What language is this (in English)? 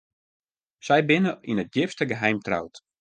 Western Frisian